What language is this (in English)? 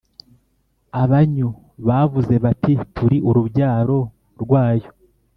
Kinyarwanda